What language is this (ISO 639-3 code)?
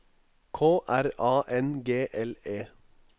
nor